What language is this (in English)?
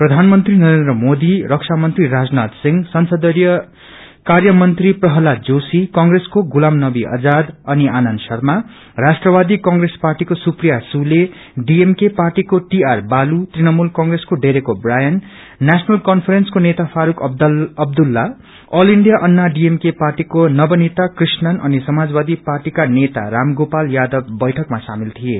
Nepali